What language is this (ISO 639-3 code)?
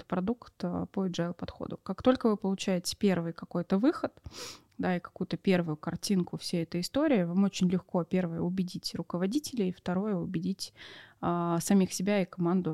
rus